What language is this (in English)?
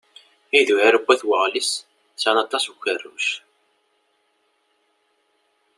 Kabyle